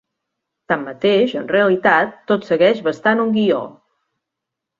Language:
Catalan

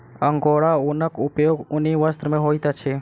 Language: Maithili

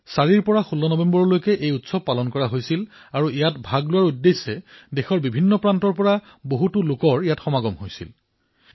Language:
Assamese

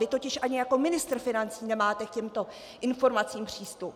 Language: Czech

